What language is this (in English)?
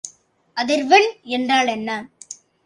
Tamil